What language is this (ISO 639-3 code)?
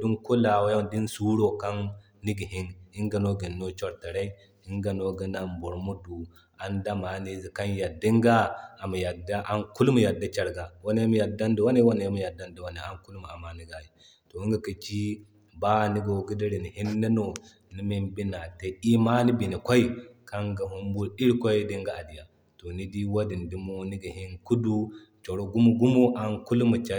dje